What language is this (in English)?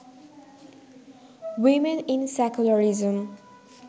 Bangla